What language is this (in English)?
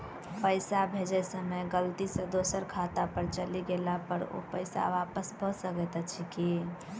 Maithili